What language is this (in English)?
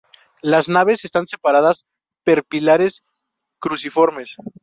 Spanish